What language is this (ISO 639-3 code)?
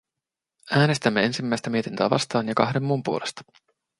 fin